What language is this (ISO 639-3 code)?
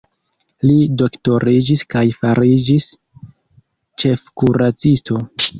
epo